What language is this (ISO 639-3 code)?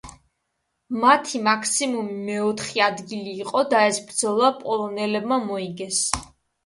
kat